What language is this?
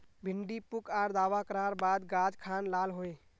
Magahi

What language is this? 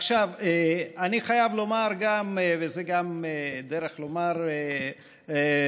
Hebrew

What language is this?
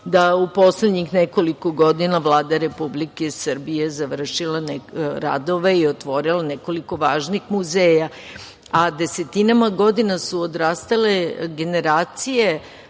Serbian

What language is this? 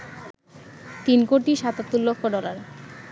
Bangla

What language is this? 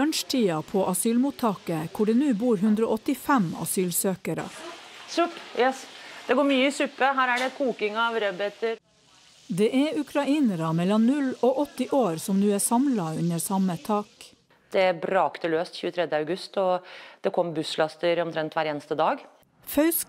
Norwegian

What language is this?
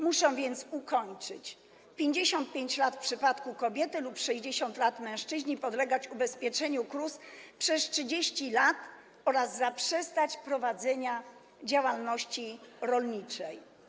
Polish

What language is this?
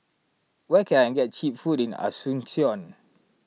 English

